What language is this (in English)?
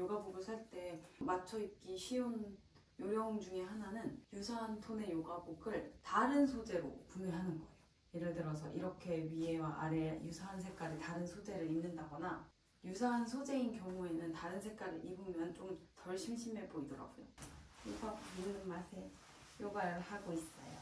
Korean